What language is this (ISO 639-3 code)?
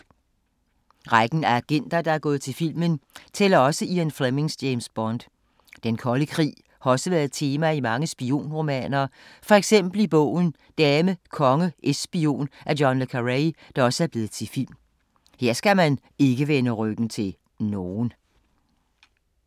dan